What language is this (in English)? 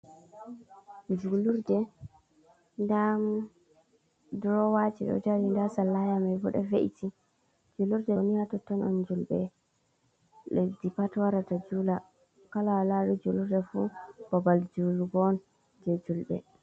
Fula